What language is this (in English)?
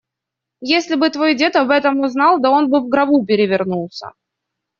Russian